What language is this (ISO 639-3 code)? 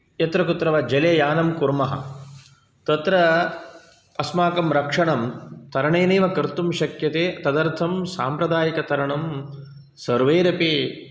san